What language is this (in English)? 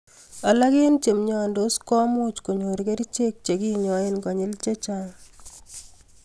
Kalenjin